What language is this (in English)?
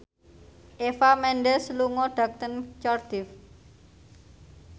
Javanese